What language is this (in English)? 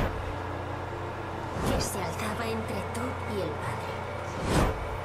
Spanish